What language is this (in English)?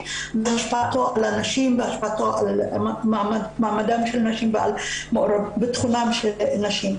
Hebrew